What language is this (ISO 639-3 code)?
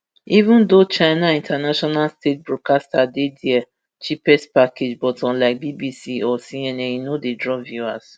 pcm